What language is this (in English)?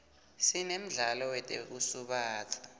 Swati